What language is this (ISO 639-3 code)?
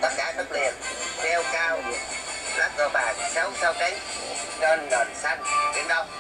vie